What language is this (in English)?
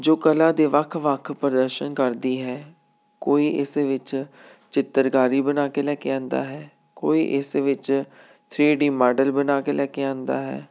Punjabi